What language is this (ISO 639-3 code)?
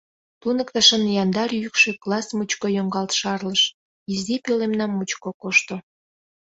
chm